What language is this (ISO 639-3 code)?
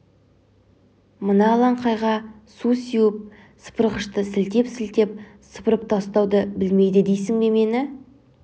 kaz